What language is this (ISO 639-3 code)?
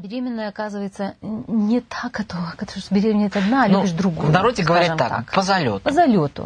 rus